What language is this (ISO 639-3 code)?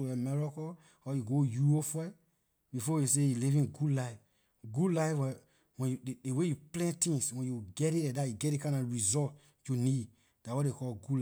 lir